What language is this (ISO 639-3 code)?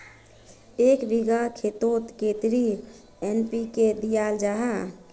mag